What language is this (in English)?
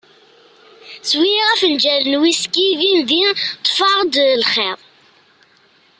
Kabyle